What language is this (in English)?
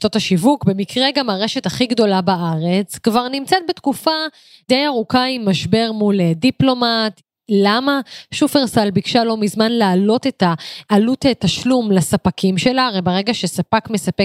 Hebrew